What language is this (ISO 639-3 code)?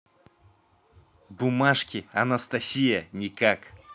rus